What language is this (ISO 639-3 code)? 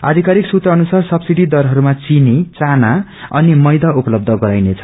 nep